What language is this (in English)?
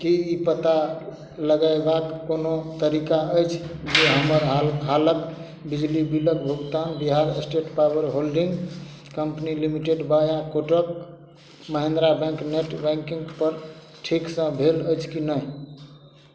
Maithili